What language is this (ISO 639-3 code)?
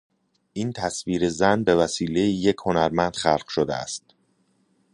fas